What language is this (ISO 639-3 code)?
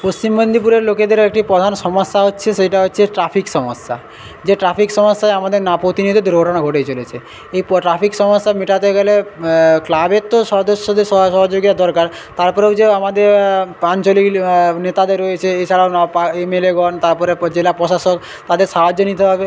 ben